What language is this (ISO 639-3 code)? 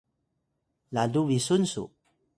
tay